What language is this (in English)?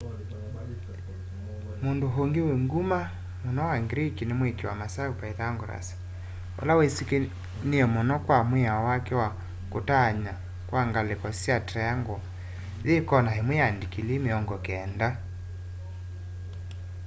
Kamba